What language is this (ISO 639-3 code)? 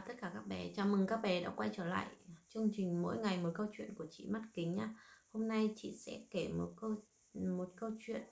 vie